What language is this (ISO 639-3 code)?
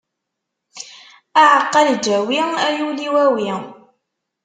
kab